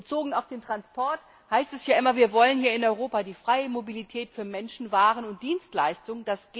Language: German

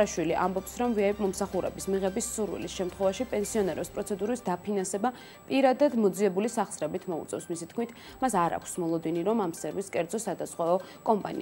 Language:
Romanian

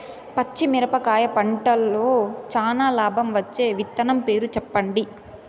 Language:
Telugu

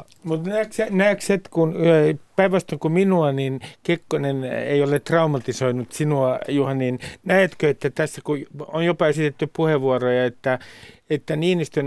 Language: Finnish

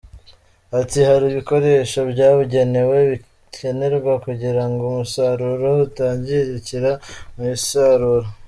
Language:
Kinyarwanda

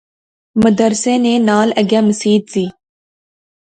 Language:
Pahari-Potwari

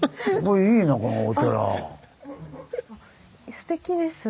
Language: Japanese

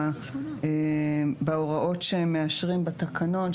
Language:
Hebrew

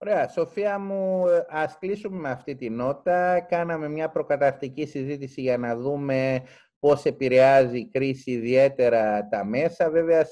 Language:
Greek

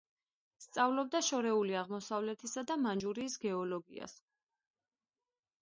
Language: Georgian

